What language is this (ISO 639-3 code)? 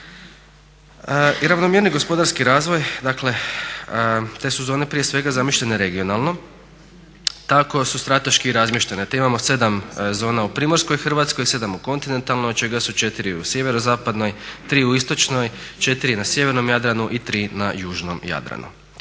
hrv